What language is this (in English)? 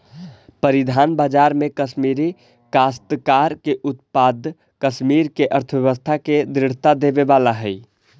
Magahi